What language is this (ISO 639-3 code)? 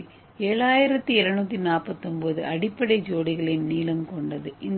tam